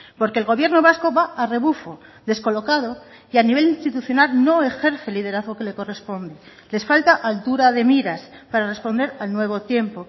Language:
Spanish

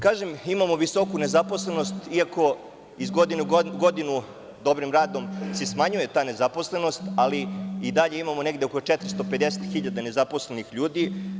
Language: Serbian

